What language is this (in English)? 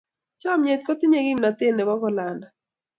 Kalenjin